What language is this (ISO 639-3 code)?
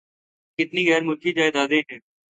urd